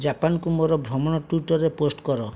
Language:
Odia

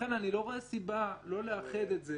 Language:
Hebrew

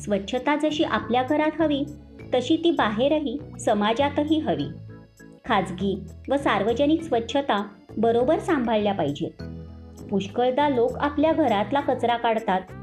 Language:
Marathi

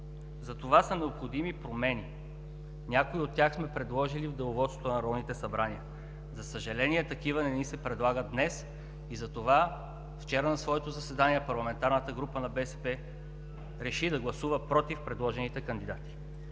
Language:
Bulgarian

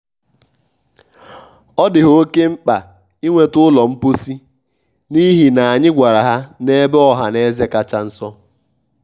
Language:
Igbo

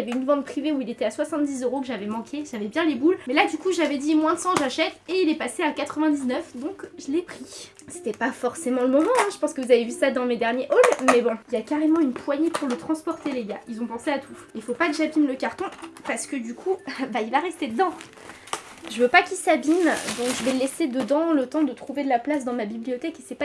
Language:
French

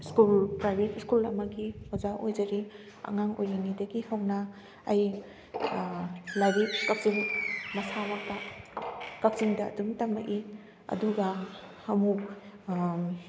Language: Manipuri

